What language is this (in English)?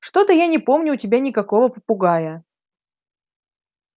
Russian